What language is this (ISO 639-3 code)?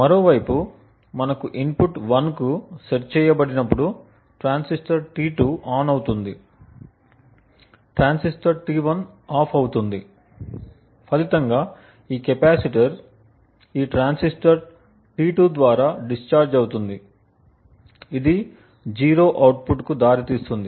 tel